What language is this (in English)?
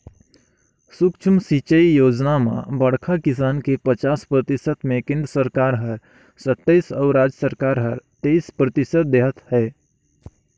Chhattisgarhi